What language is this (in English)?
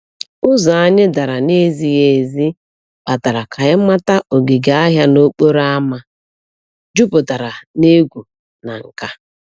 Igbo